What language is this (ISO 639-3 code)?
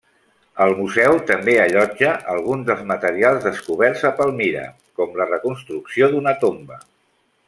cat